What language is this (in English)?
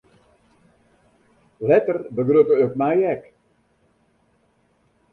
Western Frisian